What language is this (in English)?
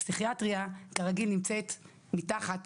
Hebrew